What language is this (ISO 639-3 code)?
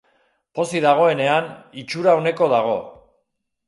eus